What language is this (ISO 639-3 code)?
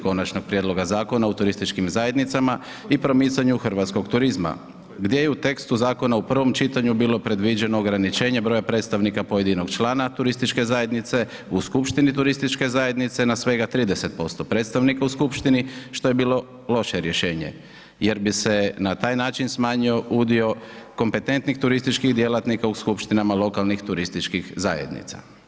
hrv